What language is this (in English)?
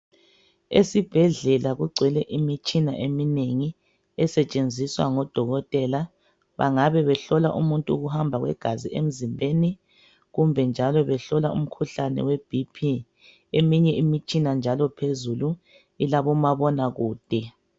North Ndebele